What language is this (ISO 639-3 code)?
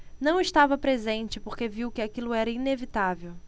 por